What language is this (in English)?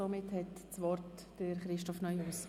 Swiss German